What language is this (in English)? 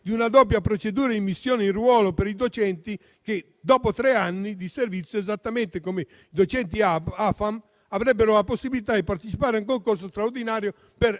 Italian